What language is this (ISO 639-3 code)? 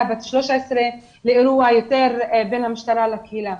heb